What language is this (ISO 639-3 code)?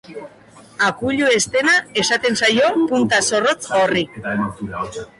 eus